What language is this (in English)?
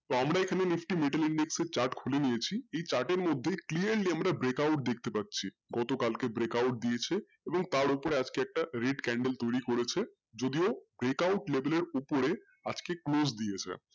Bangla